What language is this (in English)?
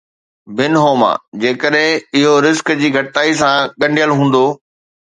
Sindhi